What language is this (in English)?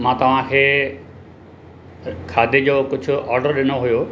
Sindhi